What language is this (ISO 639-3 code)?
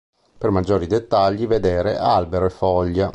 ita